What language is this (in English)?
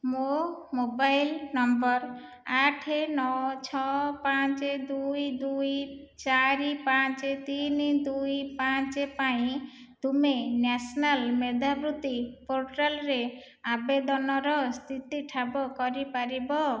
Odia